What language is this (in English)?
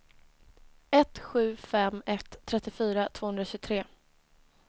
Swedish